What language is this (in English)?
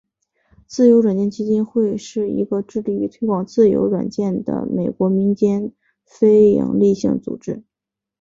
Chinese